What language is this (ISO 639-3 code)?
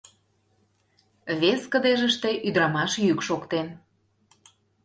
chm